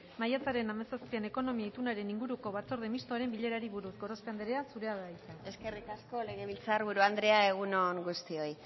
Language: Basque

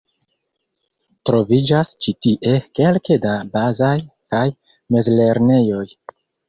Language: Esperanto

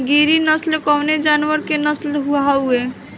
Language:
Bhojpuri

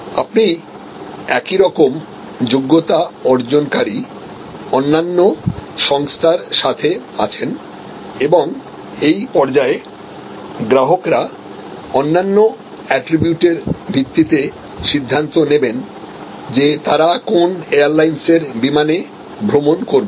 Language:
Bangla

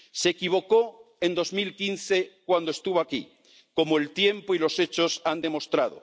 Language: Spanish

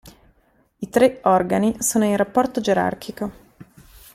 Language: Italian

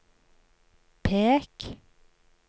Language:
Norwegian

